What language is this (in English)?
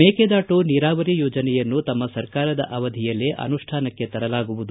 Kannada